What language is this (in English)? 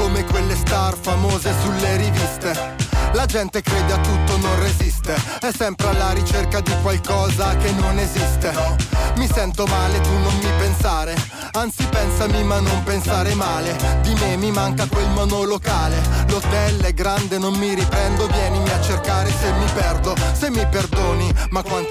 Italian